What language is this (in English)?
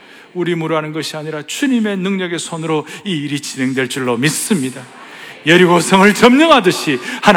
Korean